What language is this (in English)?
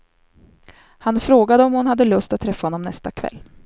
Swedish